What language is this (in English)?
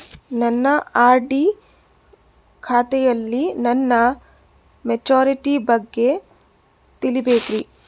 Kannada